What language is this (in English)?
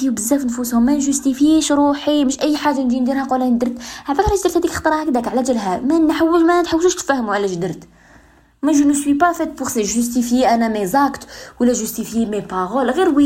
Arabic